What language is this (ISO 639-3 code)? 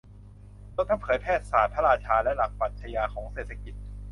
tha